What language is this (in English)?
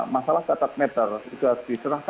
Indonesian